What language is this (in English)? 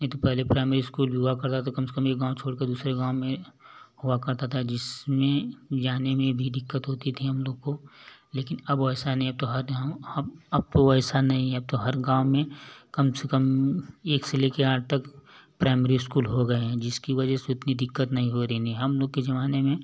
Hindi